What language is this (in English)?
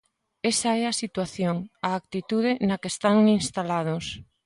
Galician